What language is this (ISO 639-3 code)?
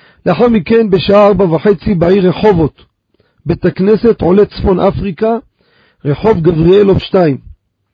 heb